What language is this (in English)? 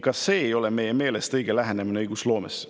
Estonian